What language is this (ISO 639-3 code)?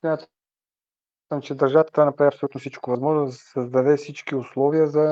bul